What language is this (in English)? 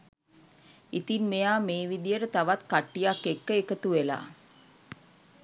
Sinhala